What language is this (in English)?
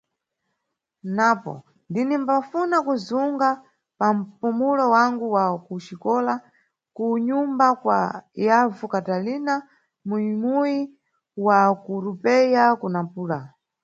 Nyungwe